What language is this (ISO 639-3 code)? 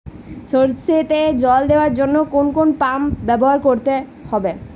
ben